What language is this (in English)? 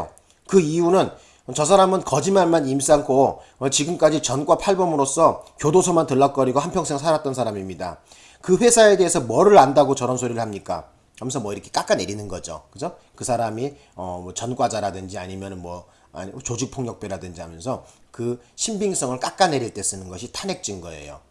Korean